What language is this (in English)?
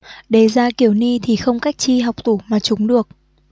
Vietnamese